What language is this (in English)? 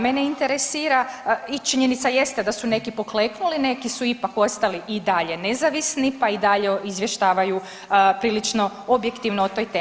Croatian